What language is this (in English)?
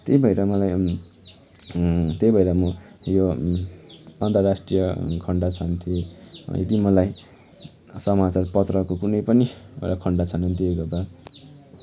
Nepali